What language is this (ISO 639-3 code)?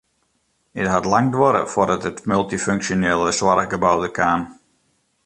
fry